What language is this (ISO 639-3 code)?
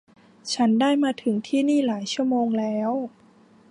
tha